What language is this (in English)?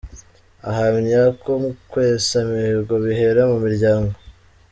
Kinyarwanda